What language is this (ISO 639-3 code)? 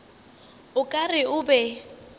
nso